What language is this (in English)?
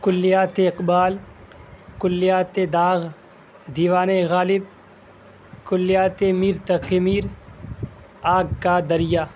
Urdu